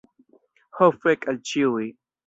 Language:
Esperanto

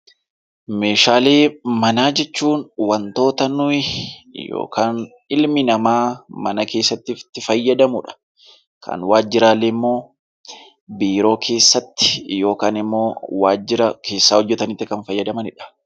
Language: Oromo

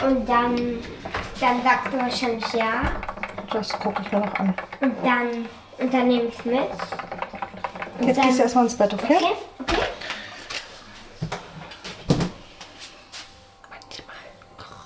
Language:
German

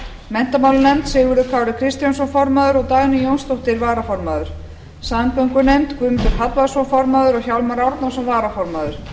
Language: Icelandic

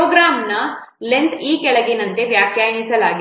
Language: Kannada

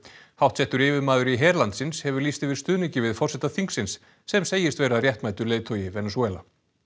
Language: Icelandic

